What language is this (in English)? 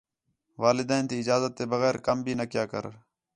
Khetrani